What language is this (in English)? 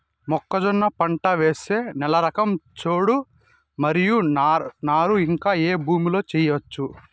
Telugu